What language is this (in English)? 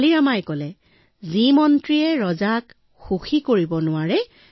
Assamese